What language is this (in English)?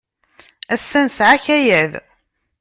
Kabyle